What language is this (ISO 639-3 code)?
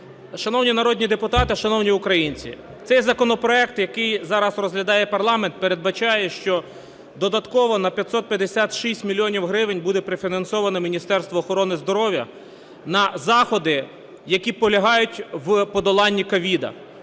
ukr